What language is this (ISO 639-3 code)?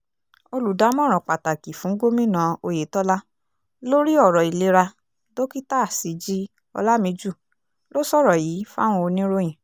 yor